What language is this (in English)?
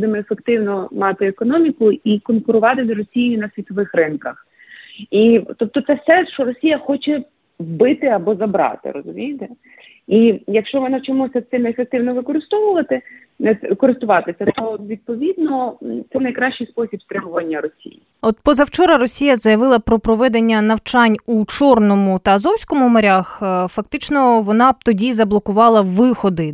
Ukrainian